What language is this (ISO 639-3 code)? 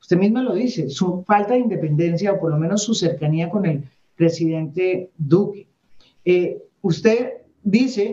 spa